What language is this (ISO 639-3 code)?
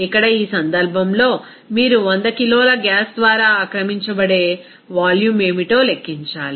tel